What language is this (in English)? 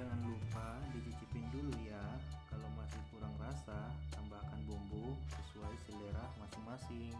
Indonesian